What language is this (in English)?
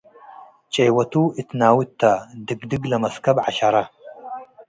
Tigre